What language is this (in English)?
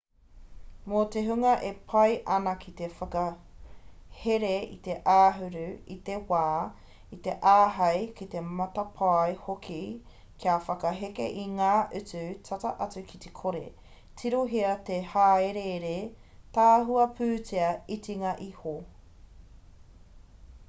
Māori